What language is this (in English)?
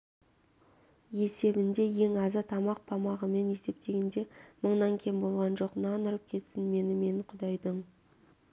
Kazakh